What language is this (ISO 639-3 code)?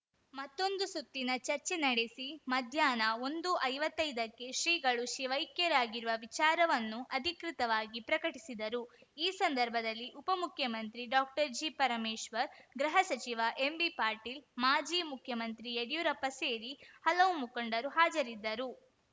kan